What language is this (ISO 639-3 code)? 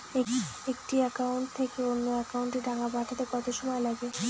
ben